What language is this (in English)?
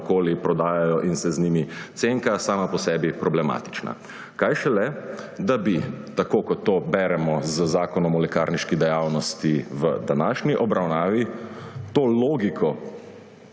Slovenian